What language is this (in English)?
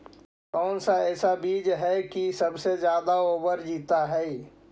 Magahi